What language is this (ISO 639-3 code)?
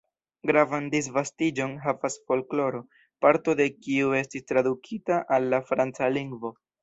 epo